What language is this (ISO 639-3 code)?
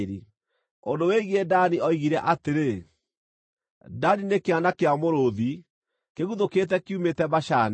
kik